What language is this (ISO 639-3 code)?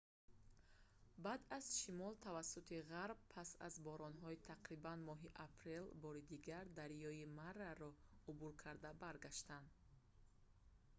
tgk